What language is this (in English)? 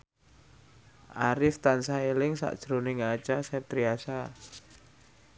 Javanese